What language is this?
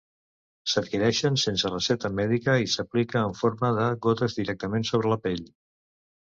Catalan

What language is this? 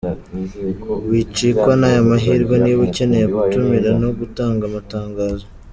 Kinyarwanda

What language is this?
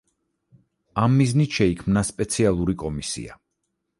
Georgian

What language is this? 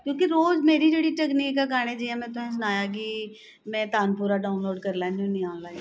Dogri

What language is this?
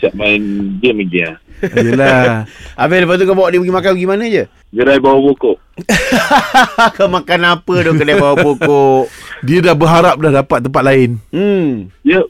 Malay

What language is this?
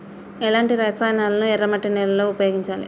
Telugu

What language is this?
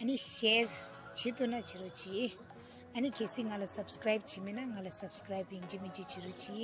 Romanian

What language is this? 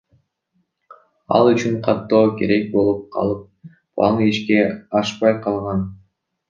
Kyrgyz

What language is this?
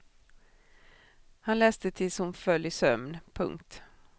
Swedish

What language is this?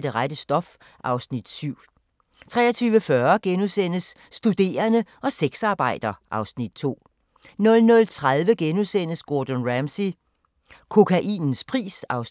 Danish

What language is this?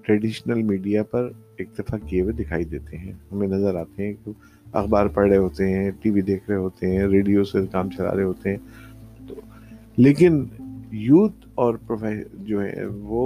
Urdu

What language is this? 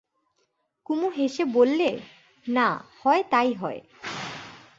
Bangla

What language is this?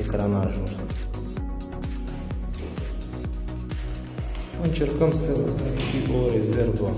Romanian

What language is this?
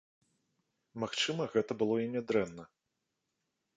Belarusian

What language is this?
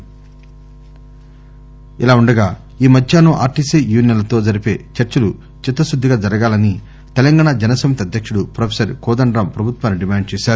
Telugu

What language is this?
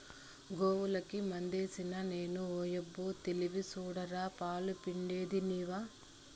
Telugu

